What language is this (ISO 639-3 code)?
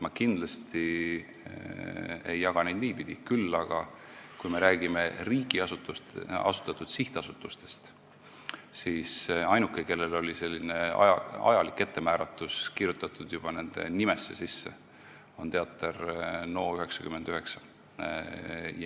est